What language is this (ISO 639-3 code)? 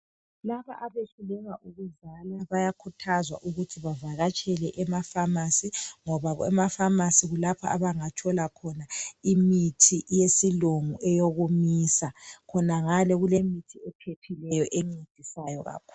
nde